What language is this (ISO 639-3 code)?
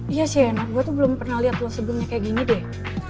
ind